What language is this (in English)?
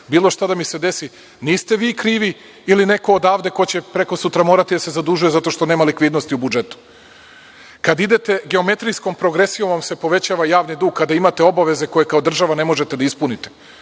Serbian